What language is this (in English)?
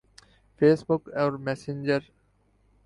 Urdu